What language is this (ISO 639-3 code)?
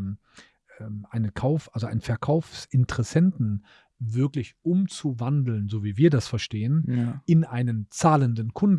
deu